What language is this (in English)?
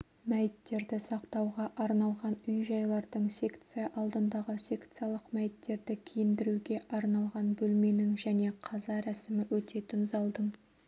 Kazakh